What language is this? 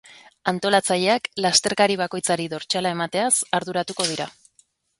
Basque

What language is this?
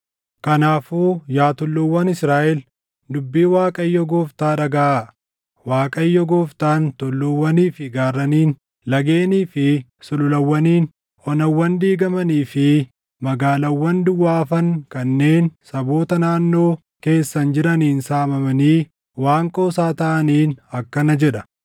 Oromo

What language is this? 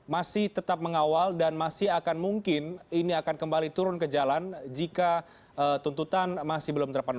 Indonesian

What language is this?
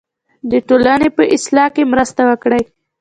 Pashto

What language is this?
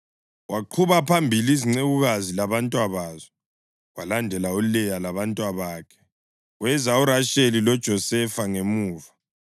North Ndebele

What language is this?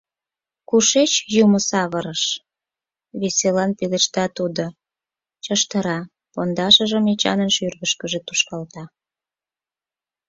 Mari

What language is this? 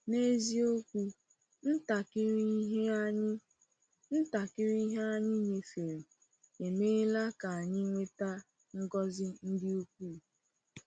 Igbo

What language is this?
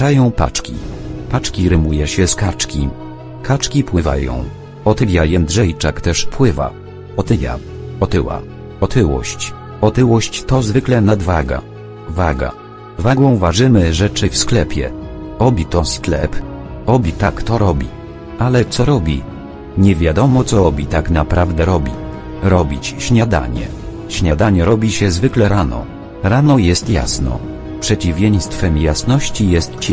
Polish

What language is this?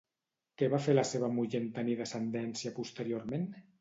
Catalan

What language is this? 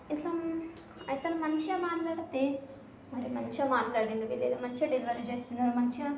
Telugu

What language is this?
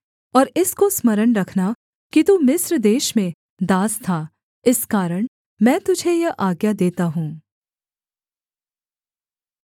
Hindi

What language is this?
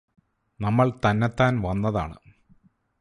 Malayalam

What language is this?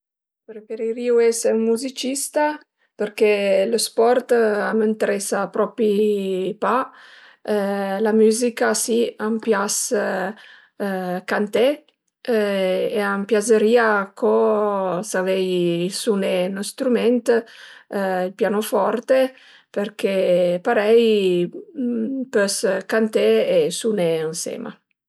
Piedmontese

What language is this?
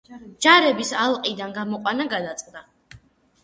Georgian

